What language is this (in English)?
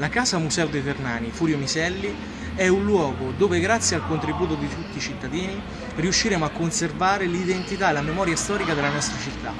Italian